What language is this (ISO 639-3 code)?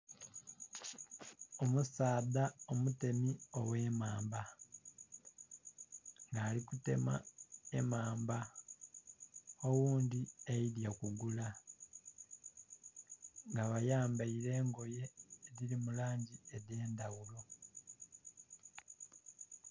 xog